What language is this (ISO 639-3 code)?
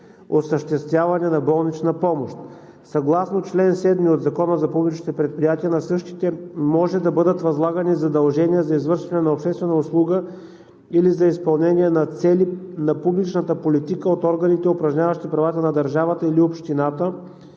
bul